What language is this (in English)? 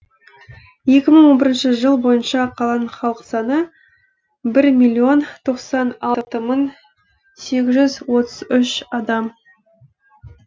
Kazakh